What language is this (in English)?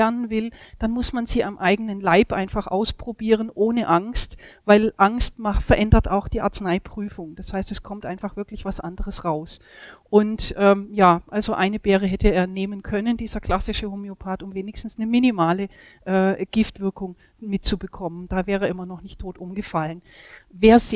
German